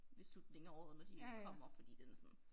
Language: Danish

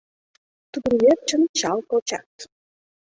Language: Mari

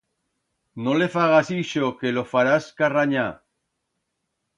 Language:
Aragonese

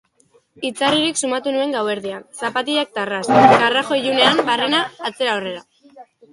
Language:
Basque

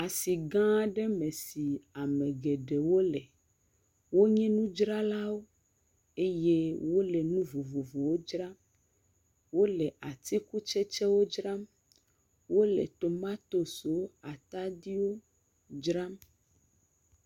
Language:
Ewe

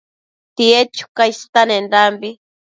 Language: Matsés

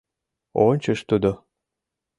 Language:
Mari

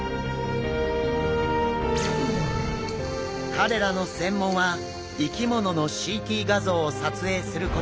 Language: Japanese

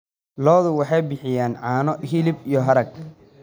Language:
Somali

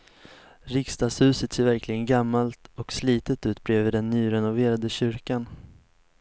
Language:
Swedish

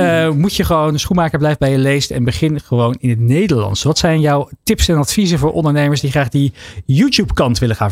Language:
Dutch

